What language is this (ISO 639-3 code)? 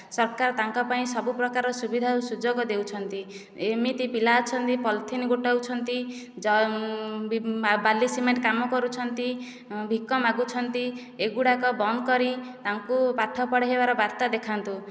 ori